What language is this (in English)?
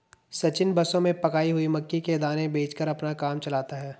Hindi